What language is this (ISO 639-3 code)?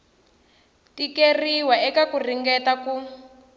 tso